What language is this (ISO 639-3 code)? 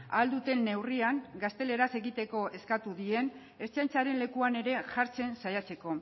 eus